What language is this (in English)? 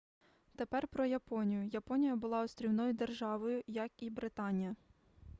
Ukrainian